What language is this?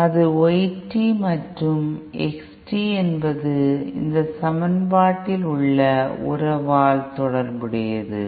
Tamil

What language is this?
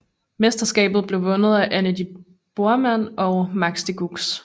Danish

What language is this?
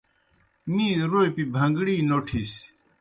Kohistani Shina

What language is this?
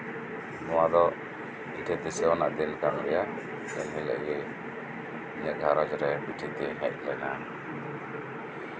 Santali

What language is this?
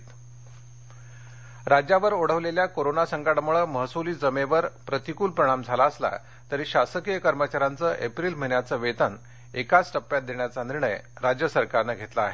Marathi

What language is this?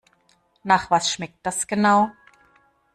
German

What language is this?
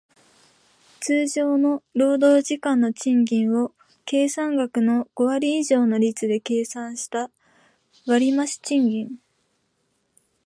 Japanese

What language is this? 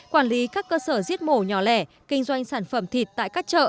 Vietnamese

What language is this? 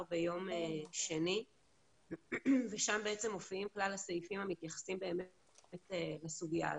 Hebrew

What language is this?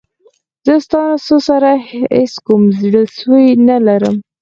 Pashto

